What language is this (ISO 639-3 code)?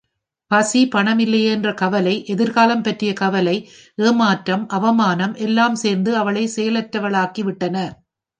tam